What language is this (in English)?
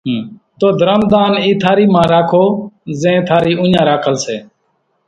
Kachi Koli